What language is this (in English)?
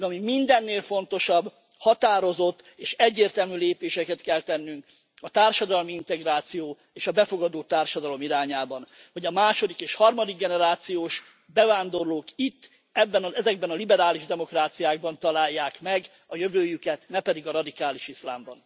Hungarian